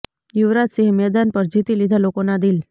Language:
Gujarati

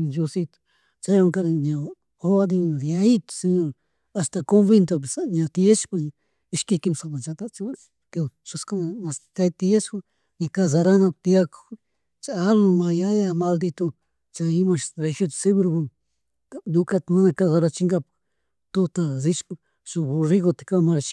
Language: Chimborazo Highland Quichua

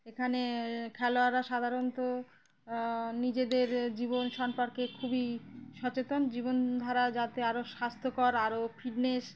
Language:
Bangla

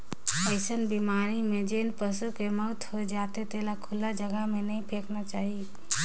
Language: Chhattisgarhi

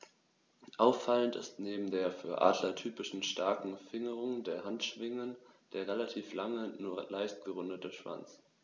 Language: German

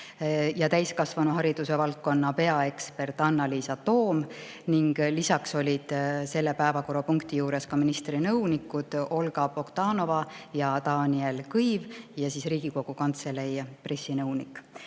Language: Estonian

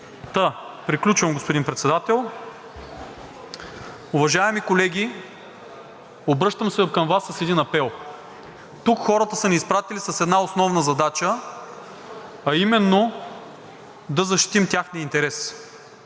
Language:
Bulgarian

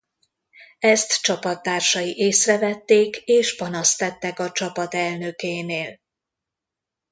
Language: Hungarian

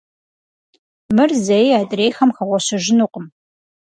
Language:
Kabardian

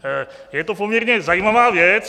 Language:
Czech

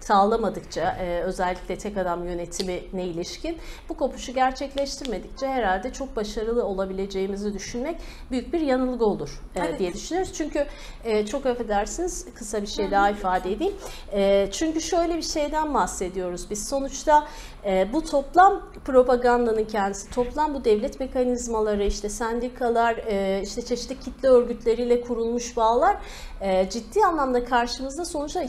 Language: Turkish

